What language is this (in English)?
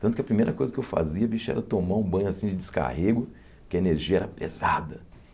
Portuguese